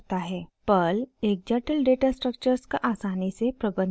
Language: Hindi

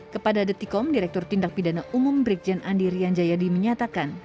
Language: Indonesian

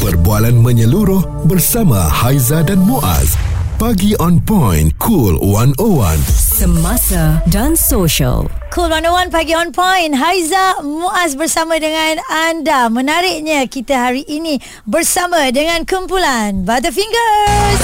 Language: Malay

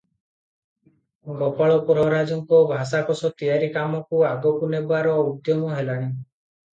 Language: Odia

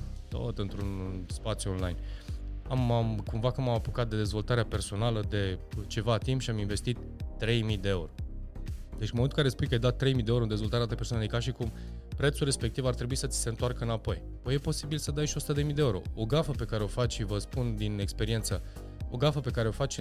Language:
Romanian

